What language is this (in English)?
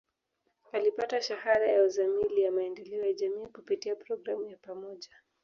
Swahili